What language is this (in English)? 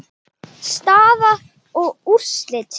Icelandic